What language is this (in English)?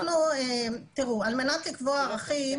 Hebrew